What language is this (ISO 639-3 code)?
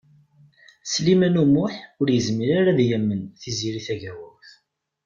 kab